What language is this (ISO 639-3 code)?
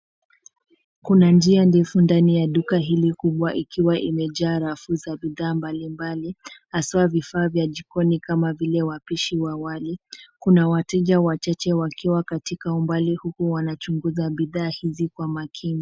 swa